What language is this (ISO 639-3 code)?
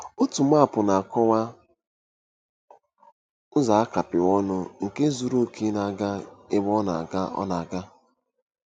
ibo